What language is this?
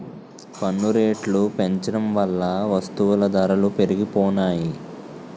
Telugu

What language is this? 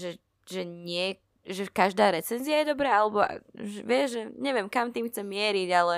Slovak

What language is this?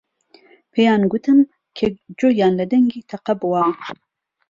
Central Kurdish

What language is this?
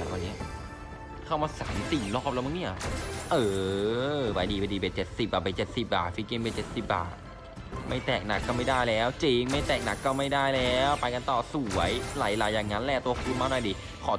Thai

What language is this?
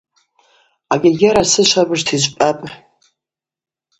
Abaza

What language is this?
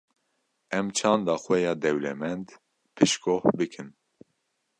Kurdish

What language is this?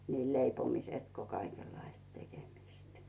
Finnish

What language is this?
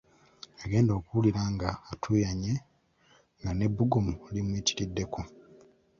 Ganda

